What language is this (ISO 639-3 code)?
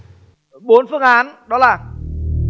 vie